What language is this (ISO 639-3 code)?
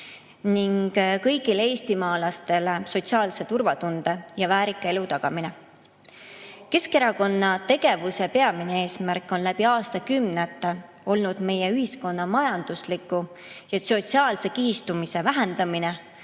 est